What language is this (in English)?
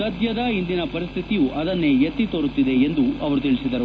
Kannada